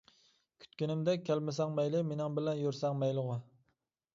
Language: Uyghur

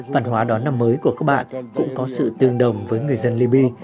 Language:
Vietnamese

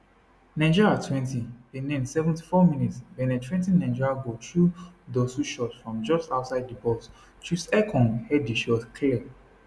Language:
Nigerian Pidgin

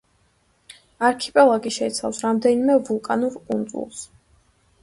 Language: Georgian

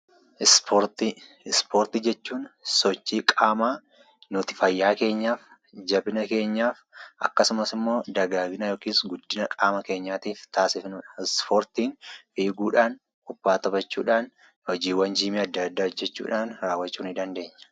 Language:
Oromo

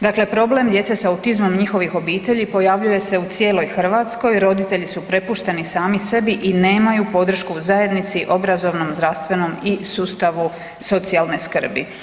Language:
Croatian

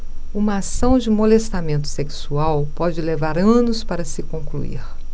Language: Portuguese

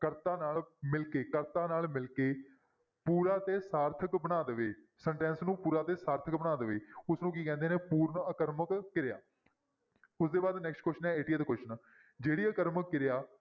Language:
Punjabi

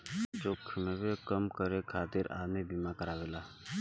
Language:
Bhojpuri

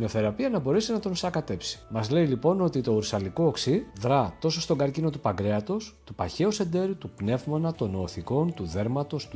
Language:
Greek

